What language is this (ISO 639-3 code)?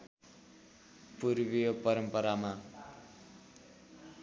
nep